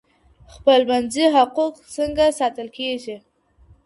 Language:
Pashto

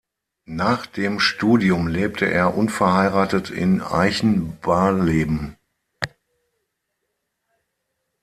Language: German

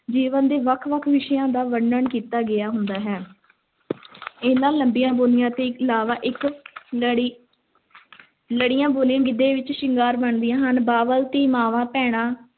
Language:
Punjabi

